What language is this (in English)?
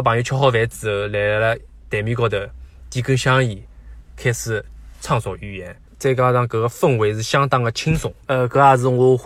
Chinese